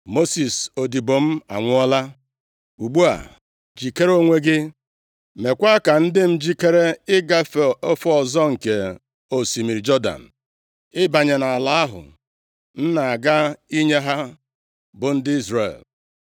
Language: Igbo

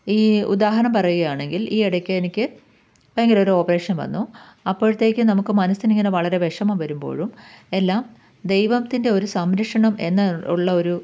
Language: Malayalam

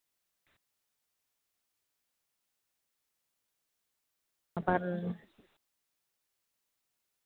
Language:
Santali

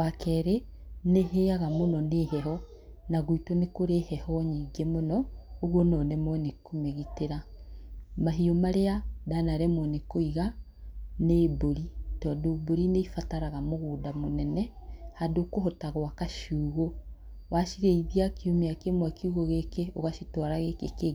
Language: Kikuyu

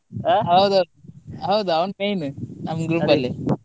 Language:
Kannada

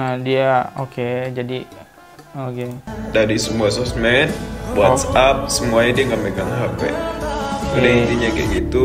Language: Indonesian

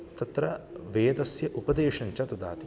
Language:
Sanskrit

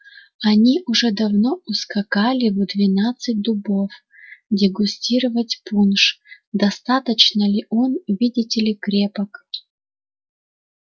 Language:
Russian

